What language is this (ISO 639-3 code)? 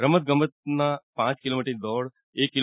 guj